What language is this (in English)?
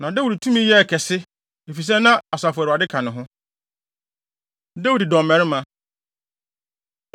Akan